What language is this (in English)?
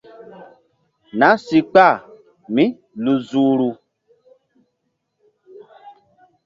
Mbum